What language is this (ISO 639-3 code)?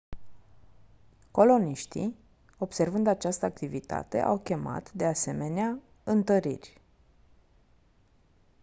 ron